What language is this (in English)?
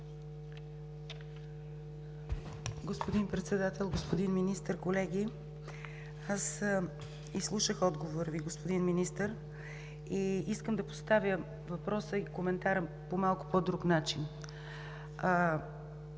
Bulgarian